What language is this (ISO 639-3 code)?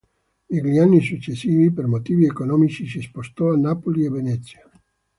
ita